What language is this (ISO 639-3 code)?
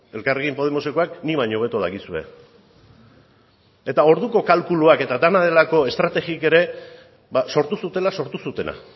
eus